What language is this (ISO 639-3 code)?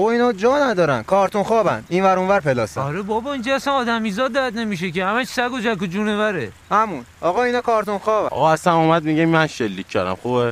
fas